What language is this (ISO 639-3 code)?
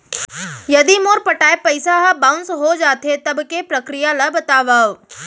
hne